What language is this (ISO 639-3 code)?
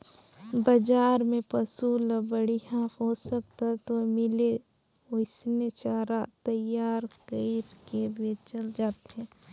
hne